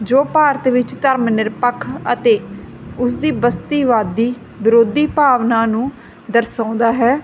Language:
Punjabi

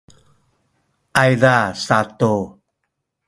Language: Sakizaya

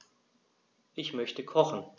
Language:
German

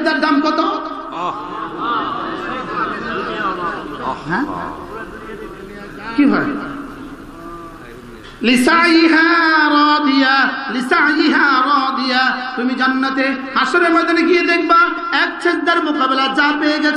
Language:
Bangla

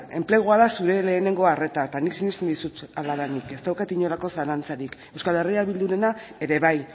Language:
Basque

